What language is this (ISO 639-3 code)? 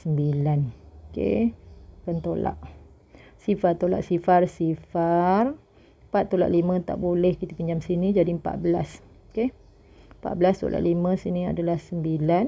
msa